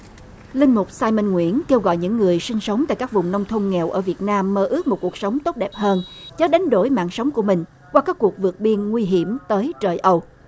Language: Vietnamese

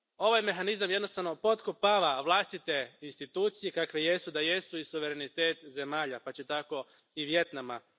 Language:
Croatian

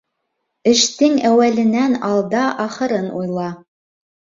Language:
Bashkir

